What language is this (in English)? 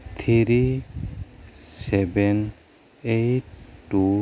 Santali